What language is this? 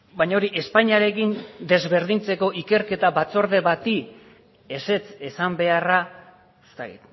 Basque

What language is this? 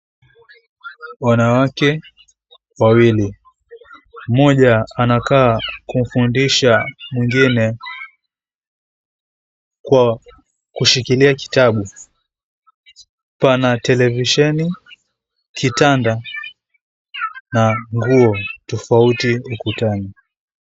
Swahili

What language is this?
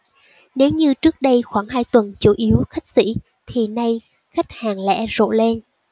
Vietnamese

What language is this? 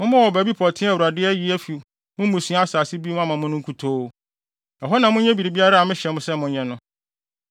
Akan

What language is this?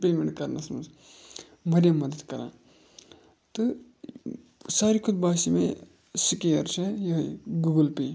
Kashmiri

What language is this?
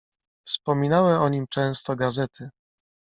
Polish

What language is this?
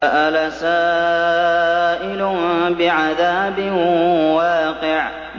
Arabic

